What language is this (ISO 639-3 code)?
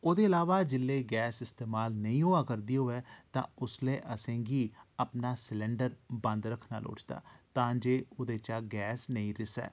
doi